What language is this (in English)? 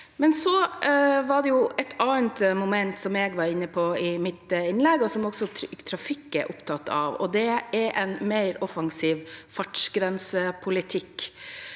Norwegian